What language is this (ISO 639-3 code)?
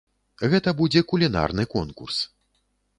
bel